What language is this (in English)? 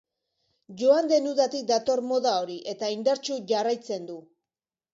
Basque